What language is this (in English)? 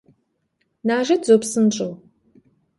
Kabardian